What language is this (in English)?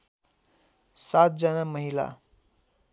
Nepali